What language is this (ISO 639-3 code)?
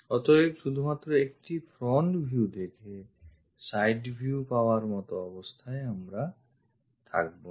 ben